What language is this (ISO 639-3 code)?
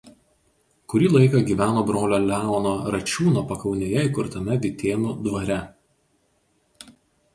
lit